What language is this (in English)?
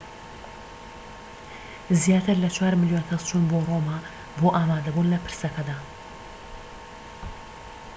Central Kurdish